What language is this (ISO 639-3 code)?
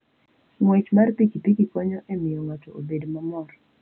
luo